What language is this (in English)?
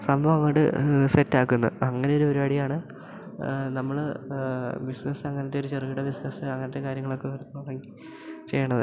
Malayalam